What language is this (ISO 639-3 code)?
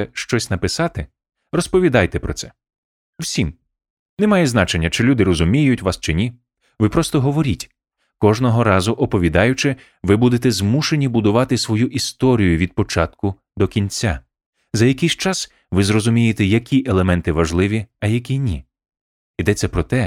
ukr